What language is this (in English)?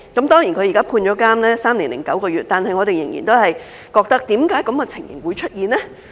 Cantonese